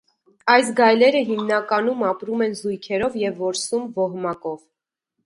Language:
Armenian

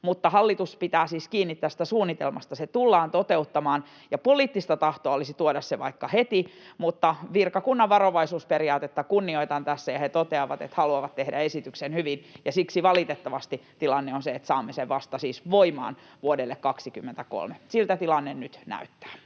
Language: Finnish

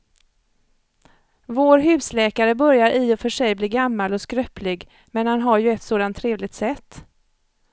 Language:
Swedish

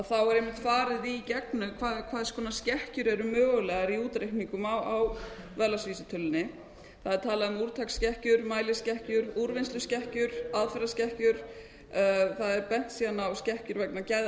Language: Icelandic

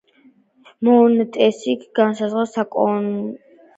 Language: Georgian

